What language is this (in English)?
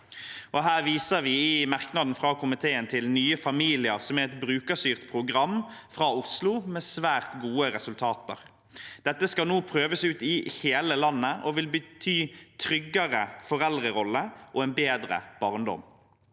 Norwegian